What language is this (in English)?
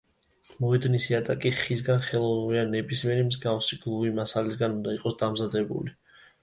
Georgian